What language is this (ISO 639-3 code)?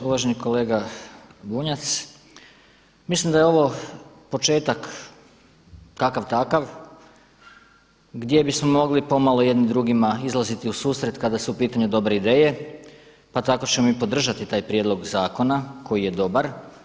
hrv